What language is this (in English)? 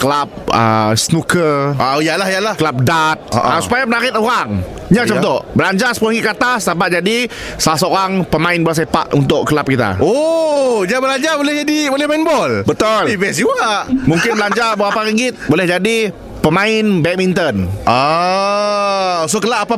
Malay